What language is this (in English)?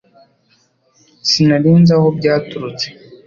Kinyarwanda